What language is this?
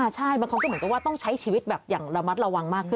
Thai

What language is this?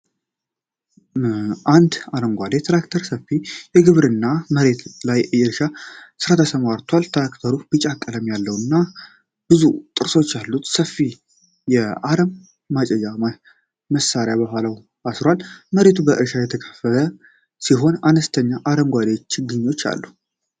Amharic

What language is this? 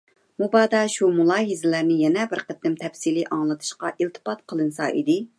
Uyghur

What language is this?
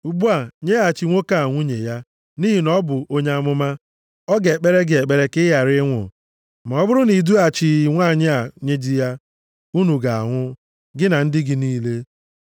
Igbo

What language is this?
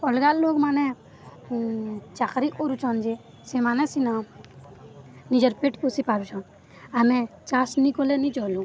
Odia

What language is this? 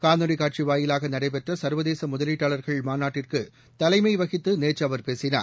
Tamil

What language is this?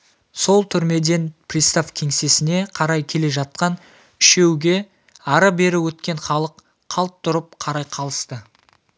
Kazakh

